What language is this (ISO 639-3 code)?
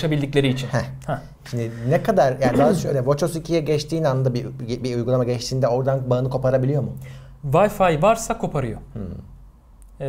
tur